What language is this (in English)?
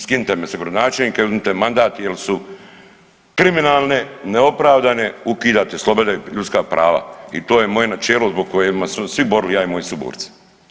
Croatian